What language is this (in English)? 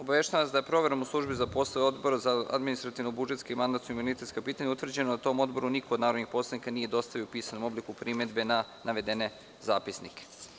Serbian